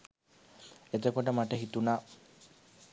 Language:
Sinhala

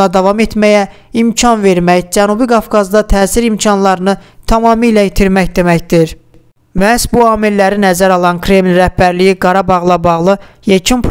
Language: Turkish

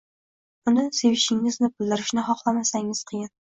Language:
Uzbek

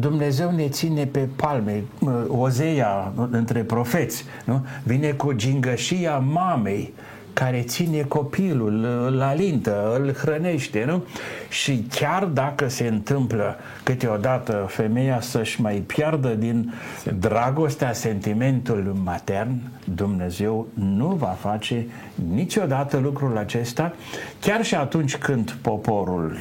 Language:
Romanian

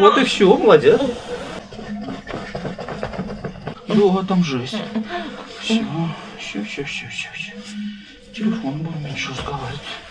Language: Russian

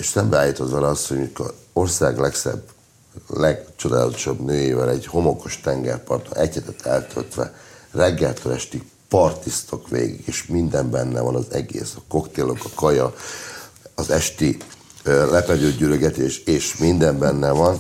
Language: Hungarian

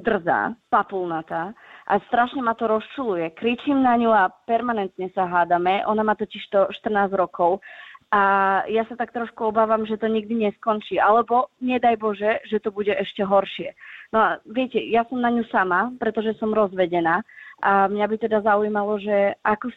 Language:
Slovak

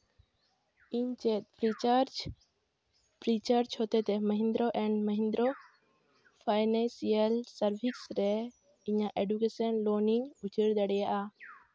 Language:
Santali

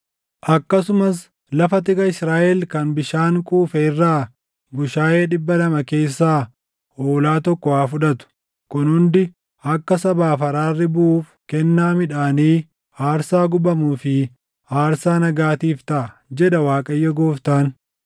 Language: Oromo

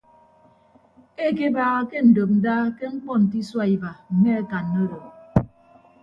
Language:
Ibibio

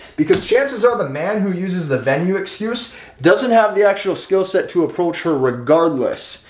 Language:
English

